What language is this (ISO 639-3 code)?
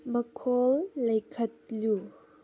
mni